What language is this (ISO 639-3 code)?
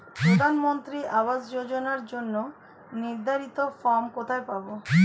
ben